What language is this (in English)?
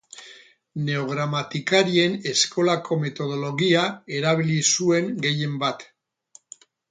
Basque